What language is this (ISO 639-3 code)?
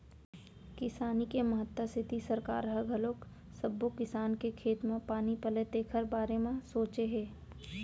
hne